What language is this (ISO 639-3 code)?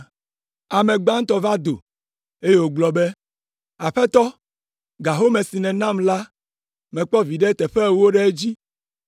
ewe